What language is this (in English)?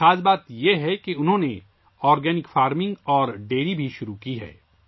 Urdu